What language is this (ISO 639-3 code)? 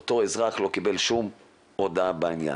heb